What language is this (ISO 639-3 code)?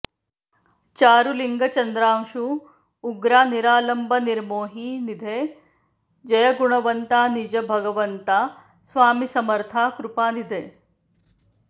san